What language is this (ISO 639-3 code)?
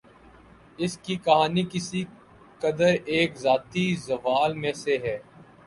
urd